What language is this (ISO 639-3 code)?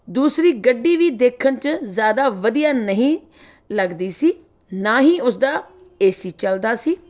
pan